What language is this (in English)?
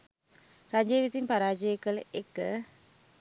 Sinhala